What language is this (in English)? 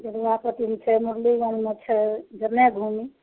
Maithili